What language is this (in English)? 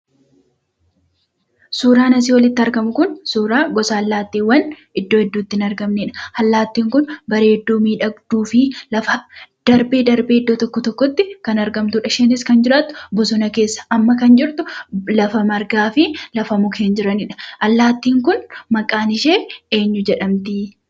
Oromo